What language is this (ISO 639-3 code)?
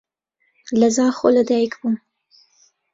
ckb